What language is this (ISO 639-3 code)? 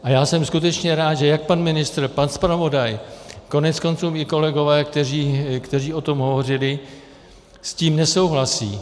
ces